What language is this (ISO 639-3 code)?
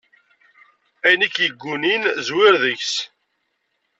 kab